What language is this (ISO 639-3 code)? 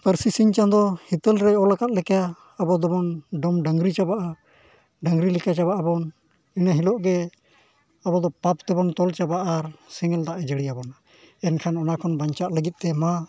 sat